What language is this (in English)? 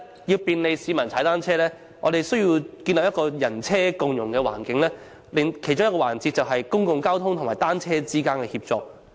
Cantonese